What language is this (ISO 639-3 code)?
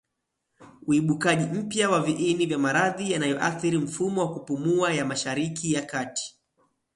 swa